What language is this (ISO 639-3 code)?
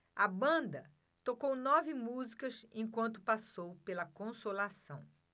por